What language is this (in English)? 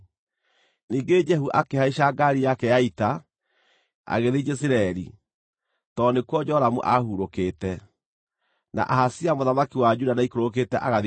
Kikuyu